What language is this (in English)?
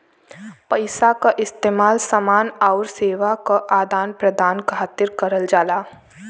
Bhojpuri